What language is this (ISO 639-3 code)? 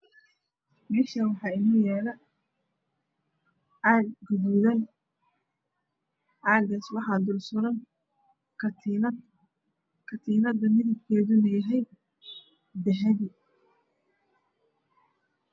som